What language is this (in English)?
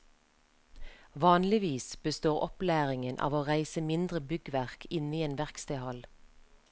Norwegian